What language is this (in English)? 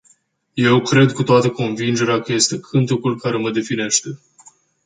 Romanian